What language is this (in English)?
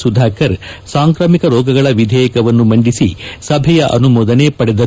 Kannada